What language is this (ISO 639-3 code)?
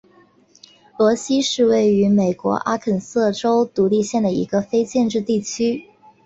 zho